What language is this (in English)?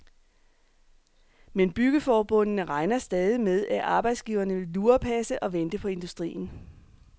Danish